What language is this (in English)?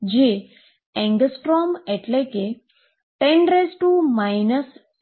Gujarati